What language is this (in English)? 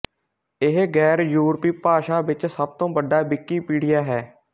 Punjabi